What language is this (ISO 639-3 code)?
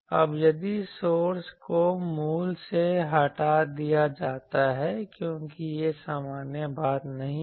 hin